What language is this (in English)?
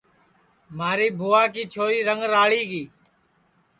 Sansi